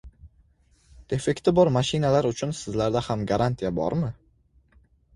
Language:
Uzbek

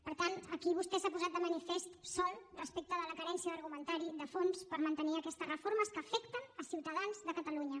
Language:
Catalan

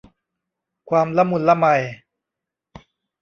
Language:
Thai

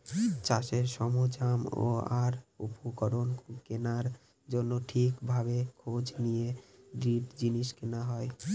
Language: Bangla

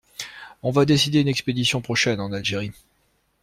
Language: French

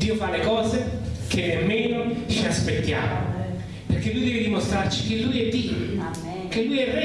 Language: Italian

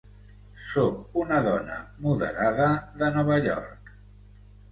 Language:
Catalan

